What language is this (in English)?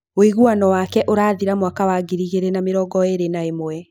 Kikuyu